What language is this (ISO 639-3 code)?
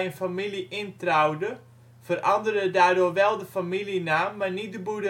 nld